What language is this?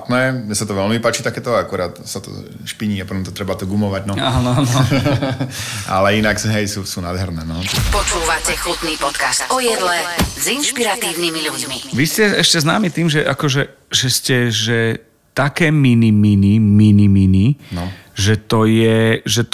Slovak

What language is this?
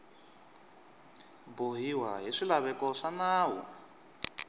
Tsonga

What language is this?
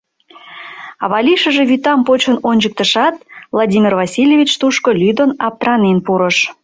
Mari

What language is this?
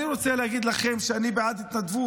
Hebrew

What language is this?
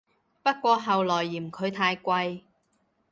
Cantonese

